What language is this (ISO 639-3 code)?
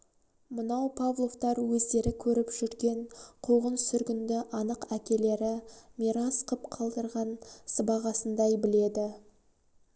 kaz